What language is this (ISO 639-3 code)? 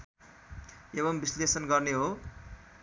nep